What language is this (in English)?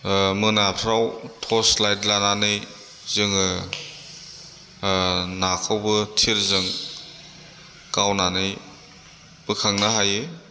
Bodo